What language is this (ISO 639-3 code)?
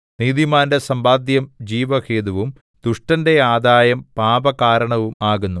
mal